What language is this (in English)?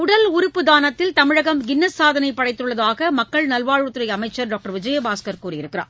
Tamil